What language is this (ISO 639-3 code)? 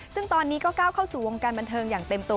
tha